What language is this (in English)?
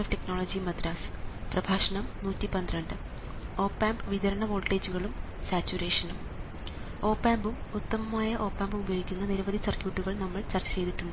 Malayalam